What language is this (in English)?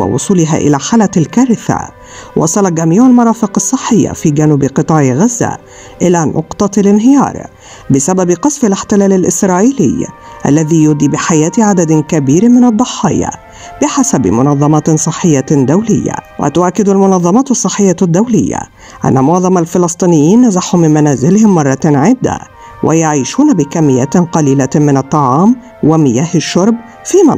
Arabic